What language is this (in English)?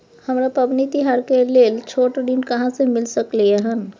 Maithili